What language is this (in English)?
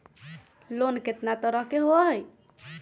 Magahi